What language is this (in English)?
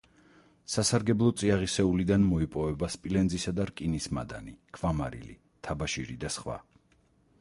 Georgian